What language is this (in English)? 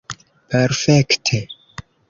Esperanto